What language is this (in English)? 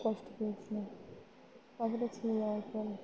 Bangla